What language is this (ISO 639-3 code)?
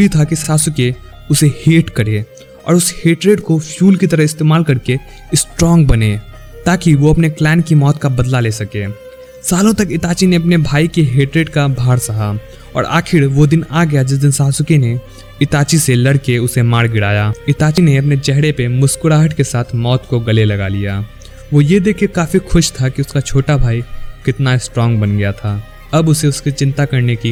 hin